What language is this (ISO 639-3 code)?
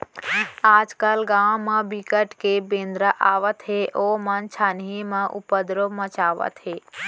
hne